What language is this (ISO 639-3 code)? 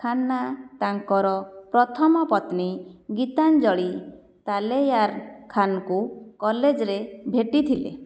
ori